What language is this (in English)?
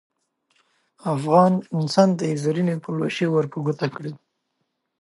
Pashto